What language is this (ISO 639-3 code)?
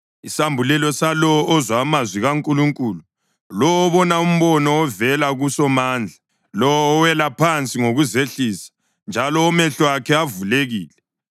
nde